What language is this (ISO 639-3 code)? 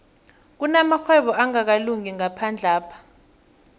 nbl